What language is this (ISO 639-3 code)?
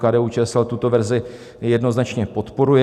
ces